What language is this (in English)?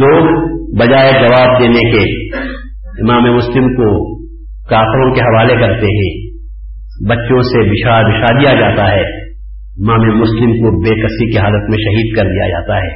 Urdu